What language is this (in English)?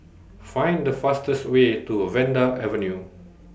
English